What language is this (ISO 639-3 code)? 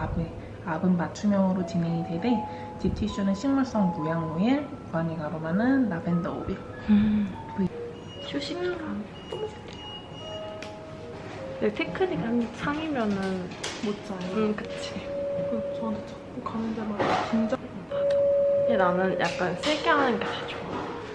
kor